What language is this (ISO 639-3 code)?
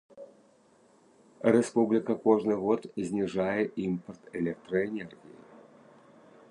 bel